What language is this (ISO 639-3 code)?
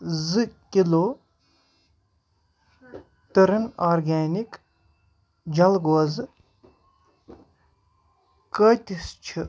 kas